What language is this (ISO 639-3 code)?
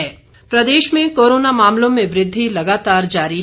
hin